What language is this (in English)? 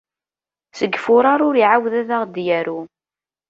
Kabyle